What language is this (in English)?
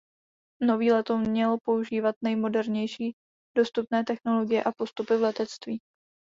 Czech